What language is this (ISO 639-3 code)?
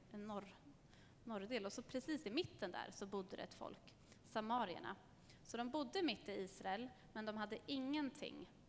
swe